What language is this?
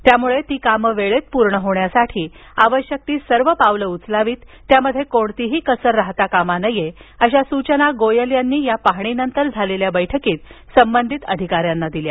Marathi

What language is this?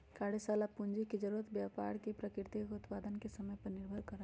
Magahi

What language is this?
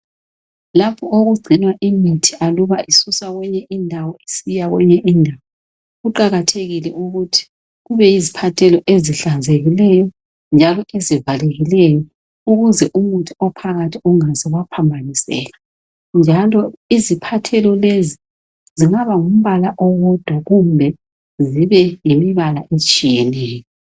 North Ndebele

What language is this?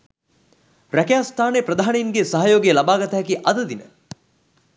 Sinhala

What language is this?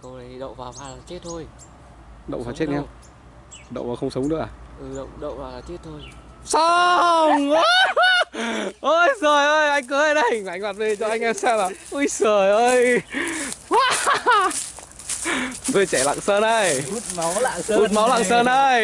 Vietnamese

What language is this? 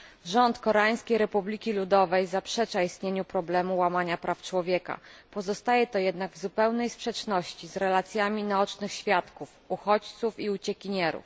Polish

